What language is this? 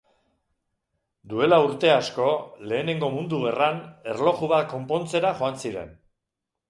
Basque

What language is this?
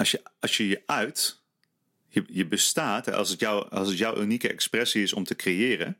Dutch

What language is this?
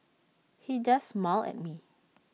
English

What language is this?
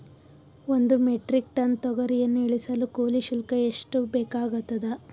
Kannada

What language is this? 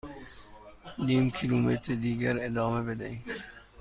Persian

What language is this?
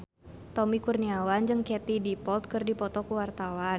Sundanese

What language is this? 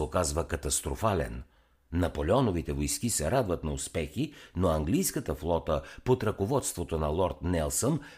Bulgarian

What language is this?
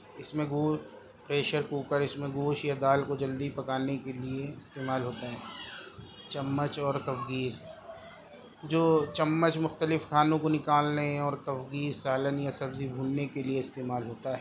Urdu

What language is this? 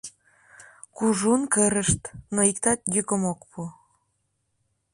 Mari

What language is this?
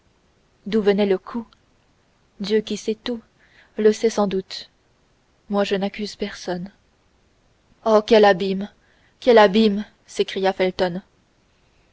French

